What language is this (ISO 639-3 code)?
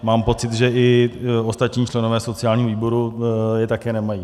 ces